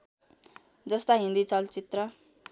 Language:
Nepali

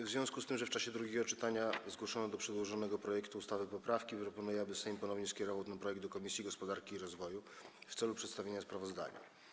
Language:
Polish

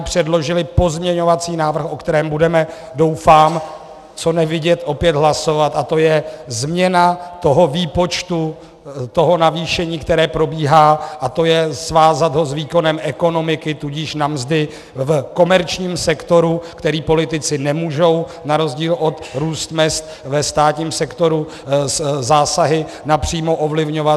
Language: Czech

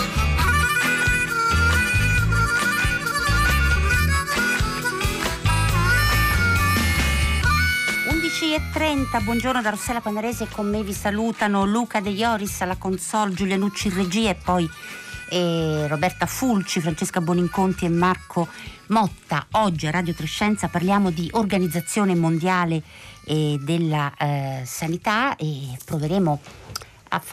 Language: Italian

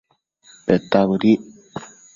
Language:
Matsés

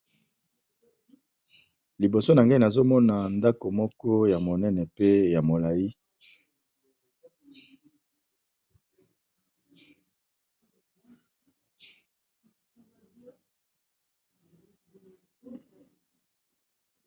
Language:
Lingala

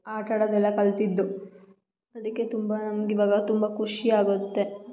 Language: Kannada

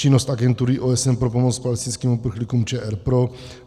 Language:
Czech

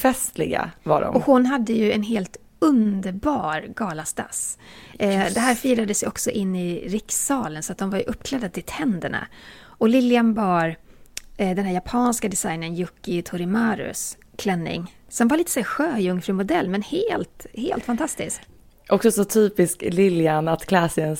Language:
Swedish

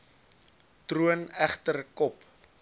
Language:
Afrikaans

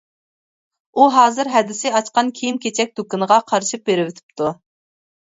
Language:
Uyghur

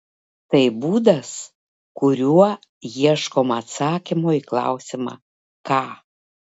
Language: Lithuanian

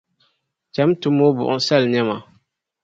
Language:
Dagbani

